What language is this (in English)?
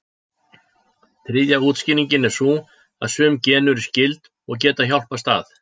Icelandic